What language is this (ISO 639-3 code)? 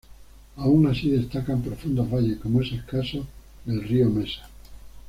spa